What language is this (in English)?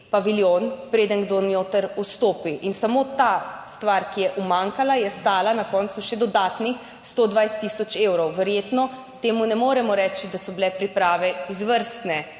Slovenian